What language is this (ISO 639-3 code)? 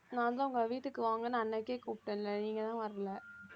tam